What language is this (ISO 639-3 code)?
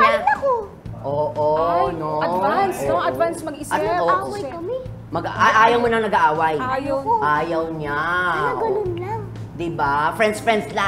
fil